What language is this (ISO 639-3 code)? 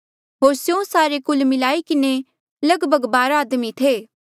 mjl